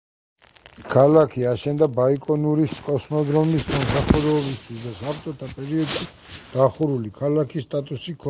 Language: Georgian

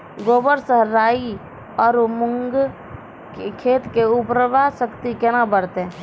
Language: Maithili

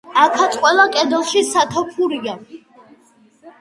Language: Georgian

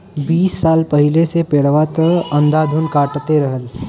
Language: Bhojpuri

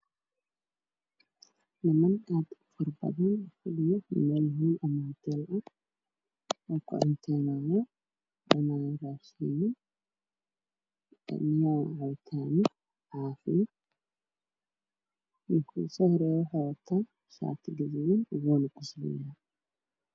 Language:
Somali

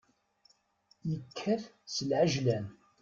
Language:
Kabyle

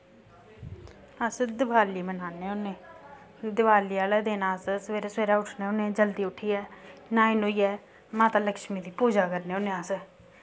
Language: Dogri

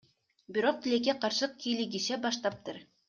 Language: Kyrgyz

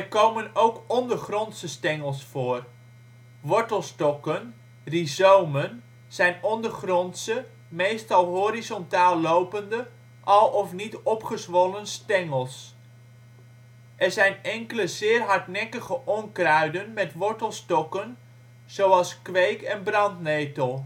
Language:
Dutch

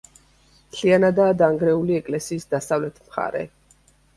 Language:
Georgian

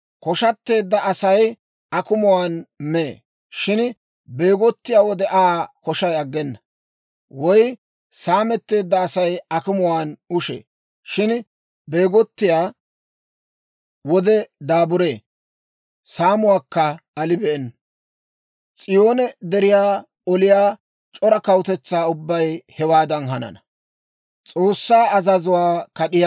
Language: Dawro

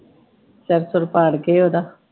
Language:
Punjabi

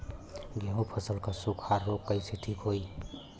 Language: Bhojpuri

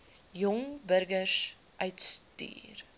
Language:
Afrikaans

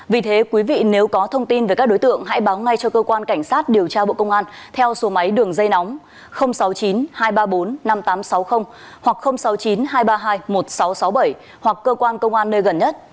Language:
Vietnamese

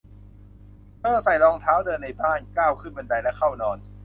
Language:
Thai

